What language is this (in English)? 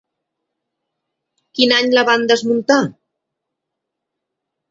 Catalan